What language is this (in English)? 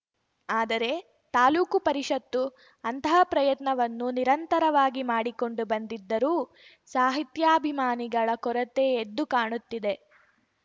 Kannada